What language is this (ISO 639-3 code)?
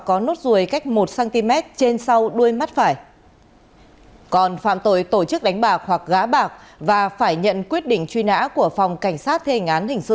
vie